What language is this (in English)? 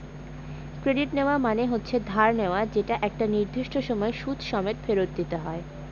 Bangla